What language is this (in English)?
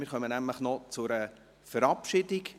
Swiss German